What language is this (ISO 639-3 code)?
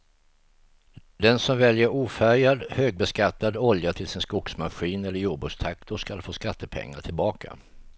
swe